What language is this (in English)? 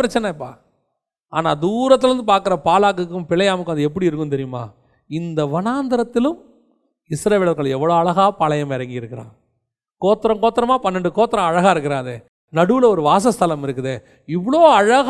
Tamil